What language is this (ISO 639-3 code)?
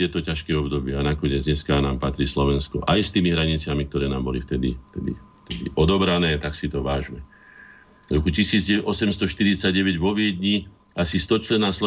slk